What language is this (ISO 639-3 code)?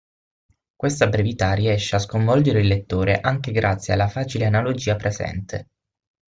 ita